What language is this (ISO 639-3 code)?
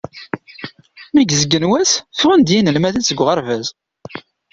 kab